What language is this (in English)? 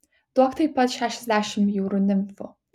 Lithuanian